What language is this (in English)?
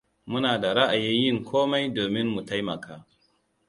Hausa